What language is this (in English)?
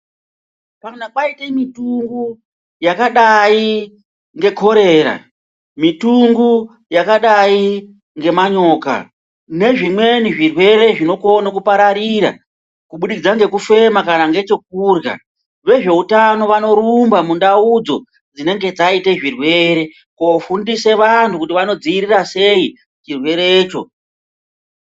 Ndau